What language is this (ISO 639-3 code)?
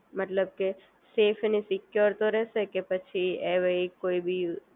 guj